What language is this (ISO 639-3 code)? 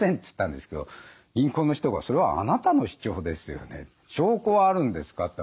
jpn